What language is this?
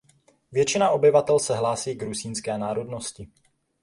Czech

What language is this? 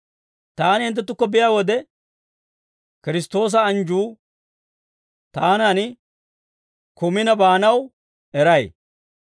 Dawro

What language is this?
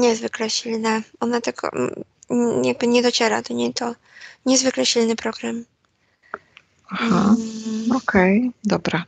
Polish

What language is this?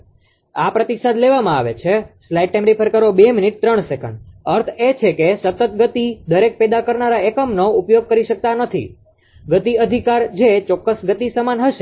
Gujarati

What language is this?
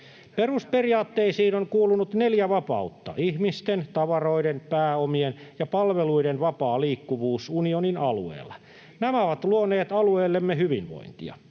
Finnish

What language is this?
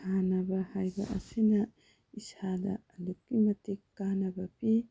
Manipuri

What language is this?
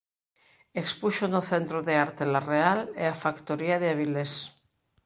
Galician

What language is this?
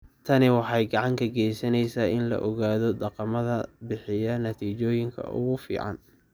Somali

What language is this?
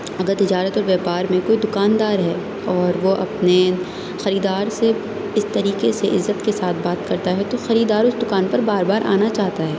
Urdu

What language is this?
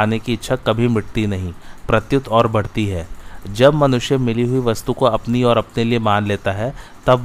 Hindi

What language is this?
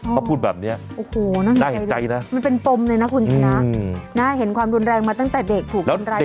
Thai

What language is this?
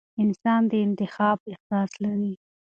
Pashto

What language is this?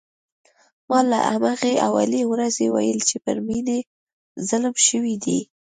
Pashto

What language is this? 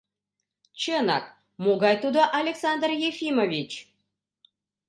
Mari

